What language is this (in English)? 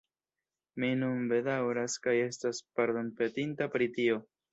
Esperanto